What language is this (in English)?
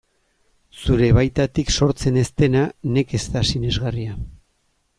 Basque